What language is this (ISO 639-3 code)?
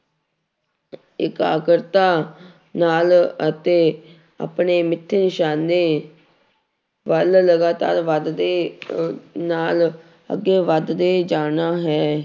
pan